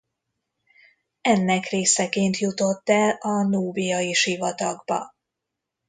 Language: Hungarian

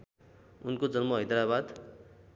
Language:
Nepali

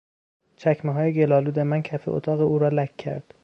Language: Persian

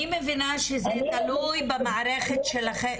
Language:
Hebrew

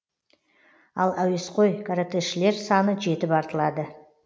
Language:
Kazakh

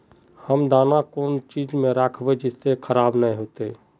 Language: Magahi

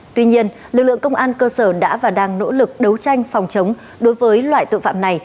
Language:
Vietnamese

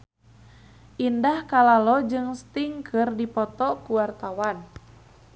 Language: Sundanese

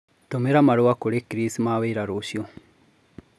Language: Kikuyu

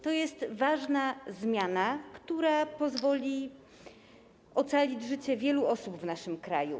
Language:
Polish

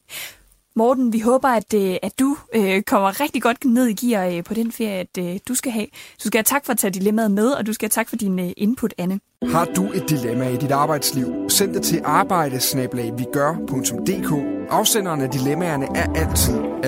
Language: Danish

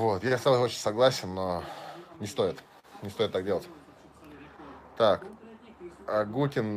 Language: Russian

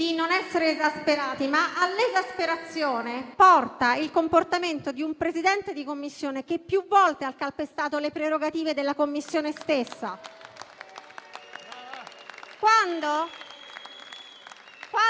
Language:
Italian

